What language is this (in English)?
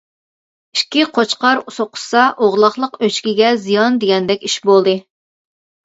Uyghur